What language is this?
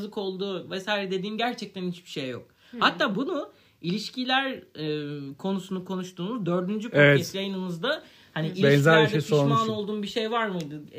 Turkish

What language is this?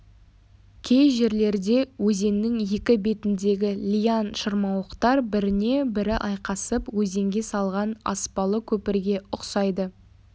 Kazakh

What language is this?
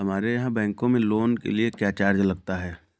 Hindi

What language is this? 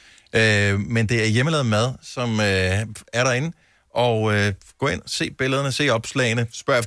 Danish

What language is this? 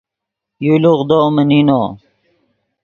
Yidgha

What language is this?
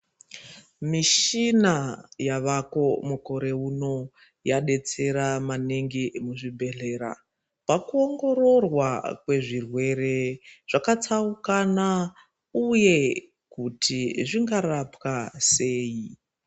Ndau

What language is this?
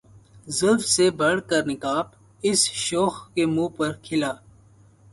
Urdu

